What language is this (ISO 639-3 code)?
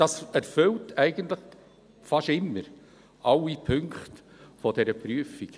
gsw